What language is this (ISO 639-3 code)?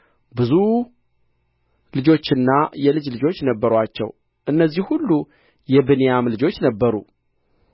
amh